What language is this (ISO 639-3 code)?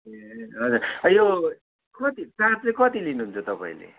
nep